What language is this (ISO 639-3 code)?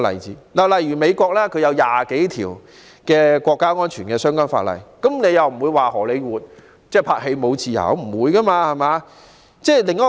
yue